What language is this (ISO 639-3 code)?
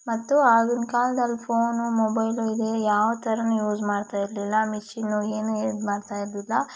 kan